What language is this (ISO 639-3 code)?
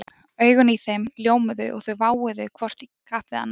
isl